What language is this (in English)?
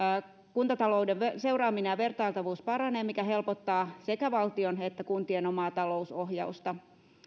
Finnish